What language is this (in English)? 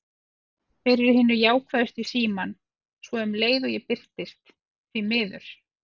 Icelandic